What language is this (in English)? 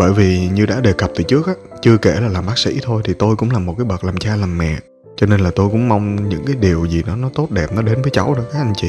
Vietnamese